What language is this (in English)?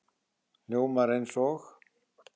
Icelandic